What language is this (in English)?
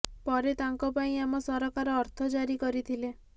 Odia